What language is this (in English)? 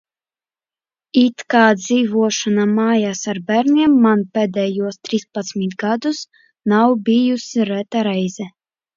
Latvian